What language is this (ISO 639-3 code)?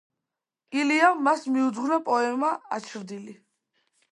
kat